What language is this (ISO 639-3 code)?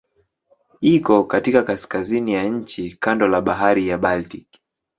swa